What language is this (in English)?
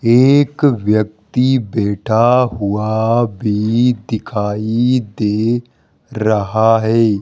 Hindi